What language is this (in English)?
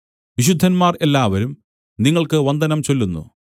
Malayalam